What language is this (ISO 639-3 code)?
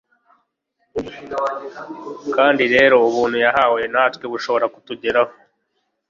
kin